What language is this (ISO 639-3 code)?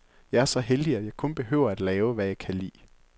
dan